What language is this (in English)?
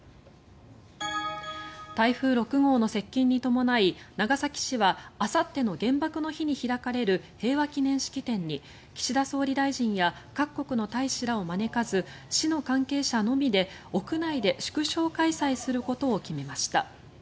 Japanese